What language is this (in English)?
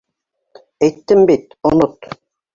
Bashkir